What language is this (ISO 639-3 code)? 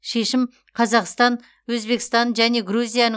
kaz